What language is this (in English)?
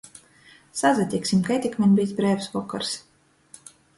Latgalian